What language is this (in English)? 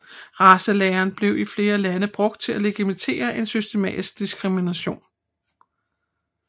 Danish